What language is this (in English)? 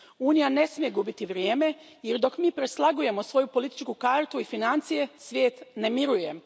Croatian